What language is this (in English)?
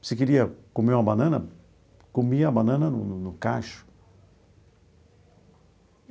Portuguese